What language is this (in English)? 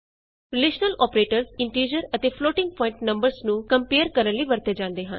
Punjabi